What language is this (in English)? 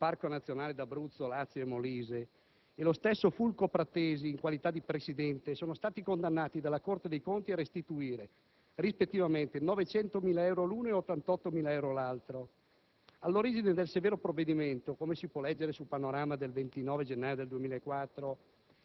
Italian